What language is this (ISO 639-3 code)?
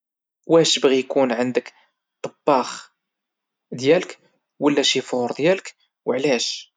ary